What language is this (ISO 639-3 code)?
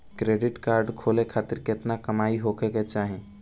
bho